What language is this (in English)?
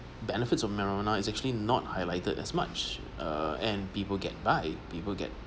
English